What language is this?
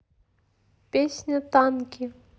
Russian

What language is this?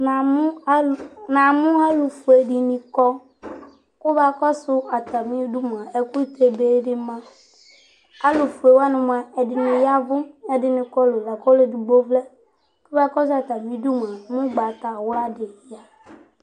Ikposo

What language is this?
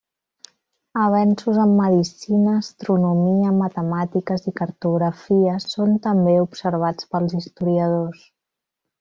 Catalan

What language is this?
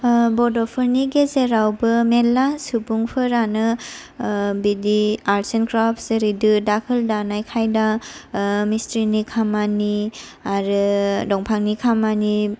Bodo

